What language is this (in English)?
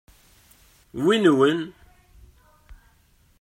Kabyle